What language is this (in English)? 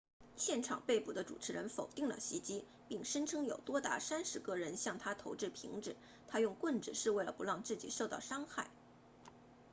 Chinese